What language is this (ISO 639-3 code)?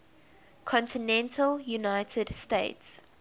eng